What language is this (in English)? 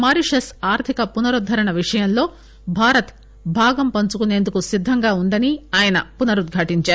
Telugu